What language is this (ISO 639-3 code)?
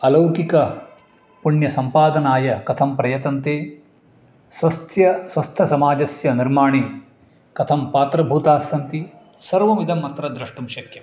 san